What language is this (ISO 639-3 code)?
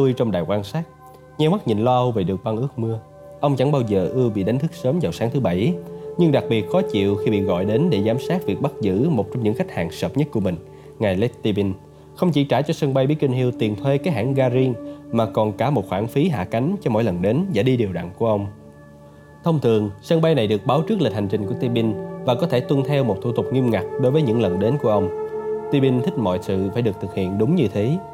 vie